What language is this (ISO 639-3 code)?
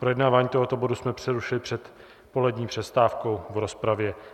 ces